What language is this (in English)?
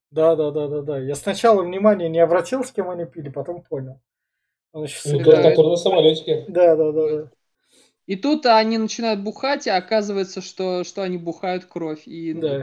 Russian